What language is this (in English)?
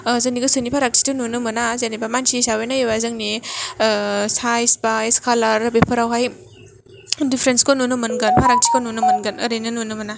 Bodo